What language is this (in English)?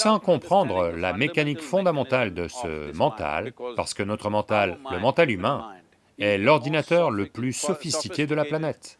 French